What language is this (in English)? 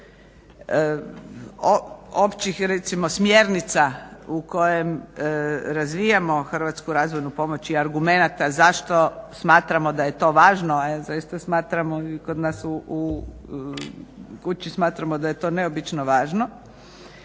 Croatian